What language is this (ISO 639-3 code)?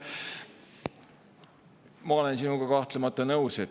est